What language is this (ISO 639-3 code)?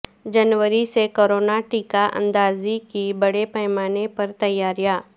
urd